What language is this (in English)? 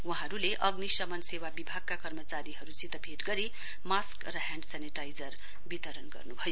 Nepali